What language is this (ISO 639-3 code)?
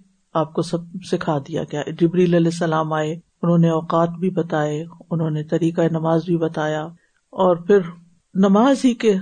urd